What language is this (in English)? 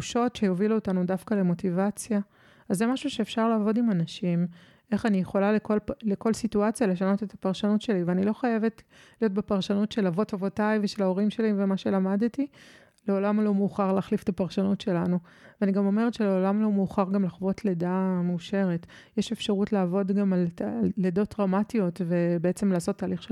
Hebrew